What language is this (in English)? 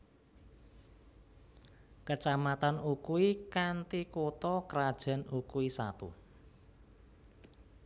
Javanese